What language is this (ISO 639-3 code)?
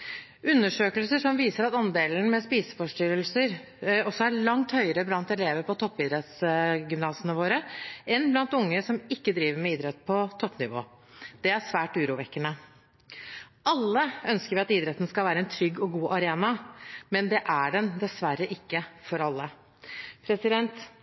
nob